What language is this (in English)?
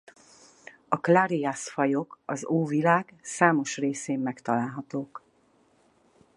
Hungarian